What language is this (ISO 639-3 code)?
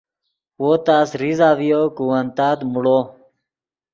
ydg